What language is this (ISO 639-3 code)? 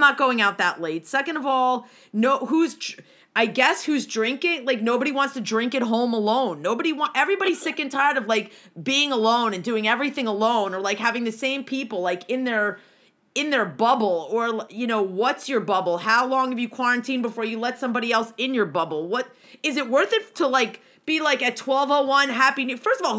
eng